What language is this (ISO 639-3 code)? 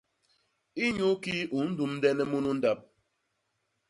bas